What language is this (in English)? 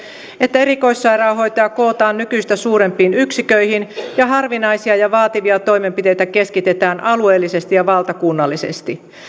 Finnish